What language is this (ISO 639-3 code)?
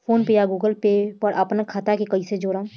bho